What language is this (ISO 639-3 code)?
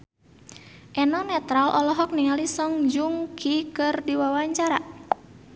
sun